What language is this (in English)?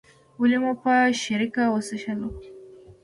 Pashto